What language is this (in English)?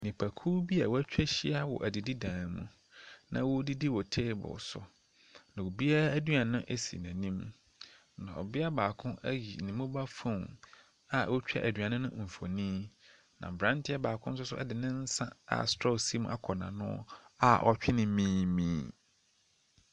Akan